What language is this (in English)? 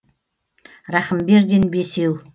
Kazakh